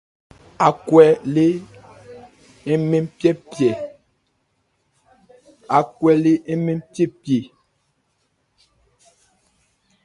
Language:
Ebrié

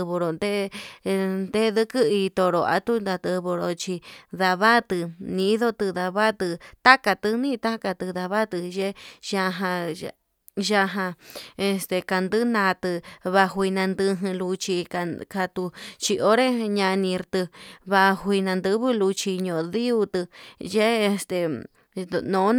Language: Yutanduchi Mixtec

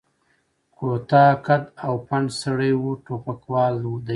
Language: Pashto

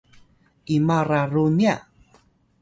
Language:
Atayal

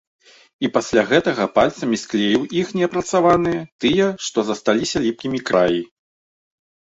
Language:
Belarusian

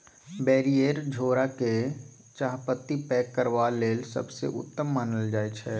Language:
Maithili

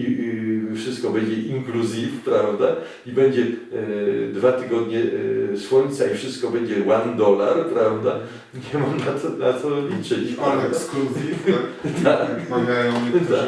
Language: Polish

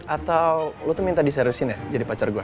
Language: Indonesian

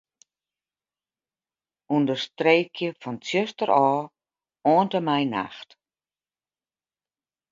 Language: Western Frisian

